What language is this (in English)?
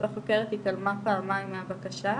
Hebrew